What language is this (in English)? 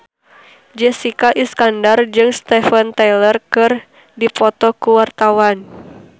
Sundanese